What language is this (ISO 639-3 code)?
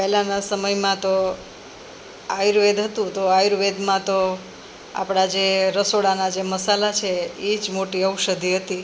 guj